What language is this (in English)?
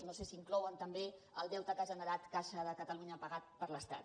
Catalan